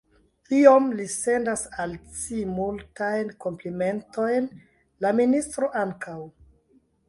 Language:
Esperanto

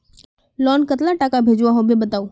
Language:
Magahi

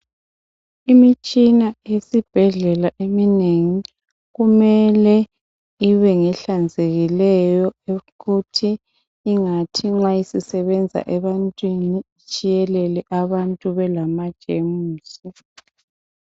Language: North Ndebele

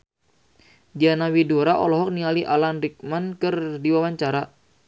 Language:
Sundanese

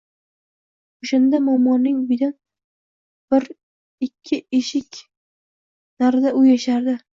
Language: Uzbek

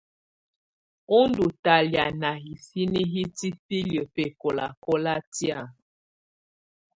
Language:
Tunen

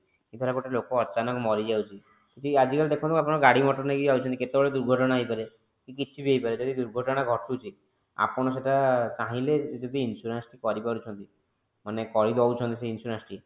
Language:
Odia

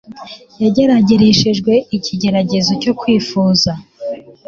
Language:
Kinyarwanda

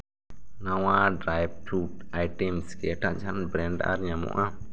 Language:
Santali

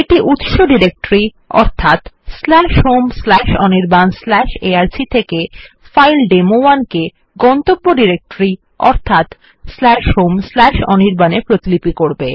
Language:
Bangla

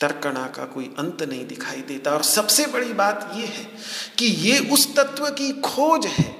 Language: Hindi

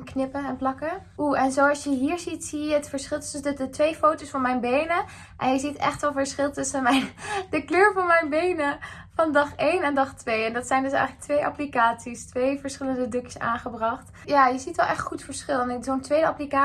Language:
Dutch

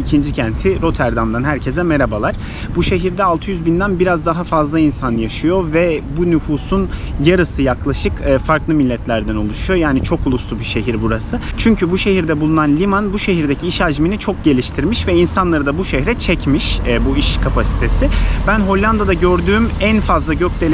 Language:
Turkish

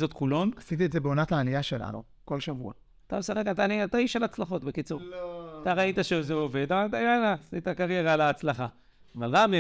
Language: Hebrew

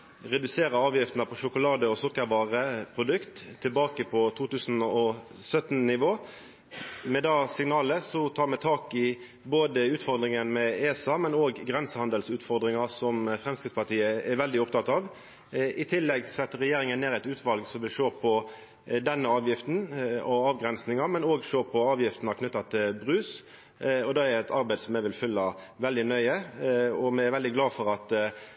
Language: Norwegian Nynorsk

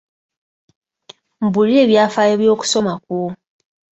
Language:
Ganda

